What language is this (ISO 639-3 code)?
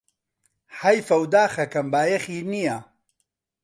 ckb